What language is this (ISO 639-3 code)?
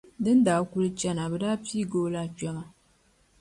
dag